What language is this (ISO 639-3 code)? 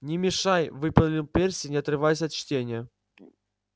rus